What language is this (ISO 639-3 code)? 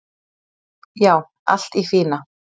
isl